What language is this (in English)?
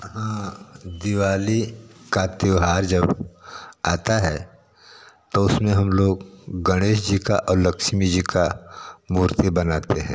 Hindi